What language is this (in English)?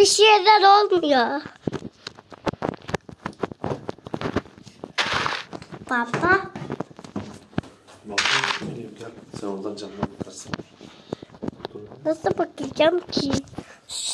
Turkish